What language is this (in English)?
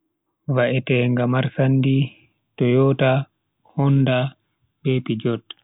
Bagirmi Fulfulde